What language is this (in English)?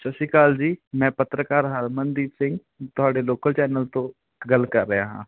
Punjabi